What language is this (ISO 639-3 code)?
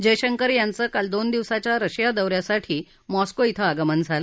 mar